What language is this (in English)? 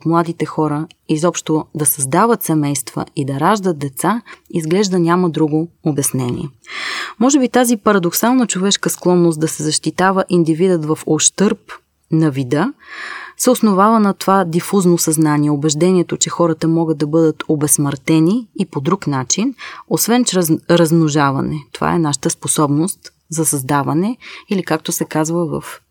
Bulgarian